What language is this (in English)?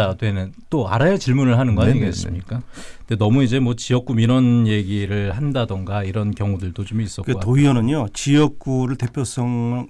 Korean